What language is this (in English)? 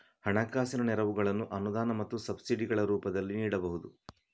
Kannada